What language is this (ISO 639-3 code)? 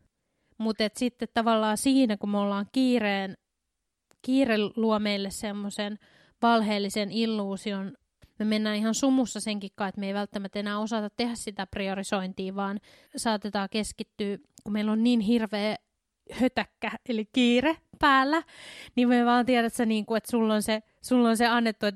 fin